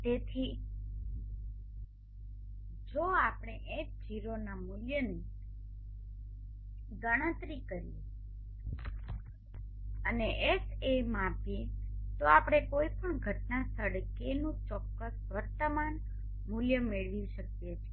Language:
Gujarati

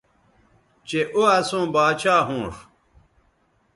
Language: Bateri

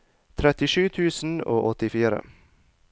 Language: Norwegian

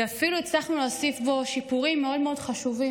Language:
Hebrew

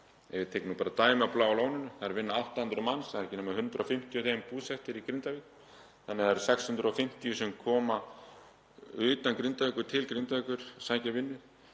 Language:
Icelandic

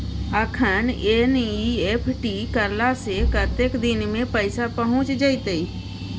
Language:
Maithili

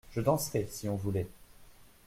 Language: French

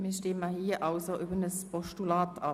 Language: Swiss German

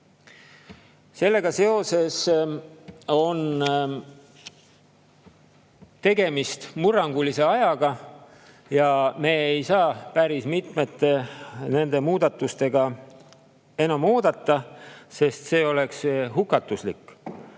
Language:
Estonian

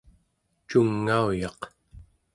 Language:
Central Yupik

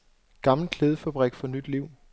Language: Danish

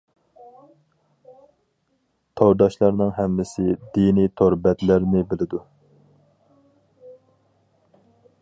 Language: Uyghur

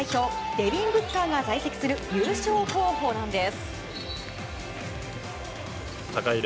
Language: Japanese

